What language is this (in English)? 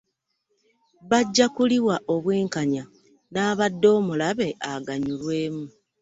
Ganda